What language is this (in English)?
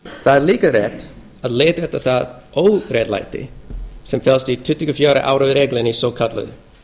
Icelandic